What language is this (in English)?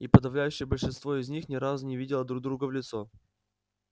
Russian